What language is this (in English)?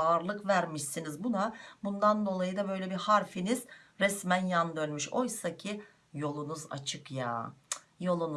Turkish